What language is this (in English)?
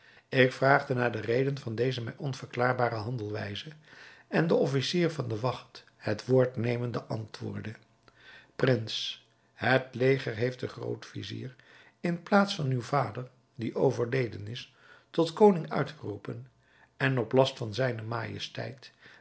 Dutch